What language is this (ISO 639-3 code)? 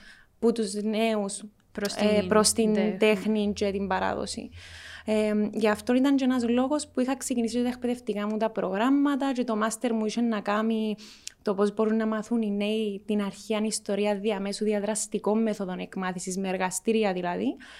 ell